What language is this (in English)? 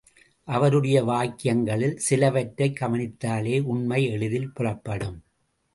Tamil